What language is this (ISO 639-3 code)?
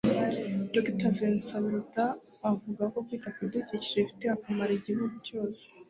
kin